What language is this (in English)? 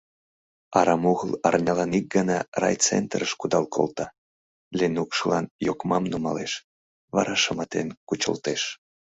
Mari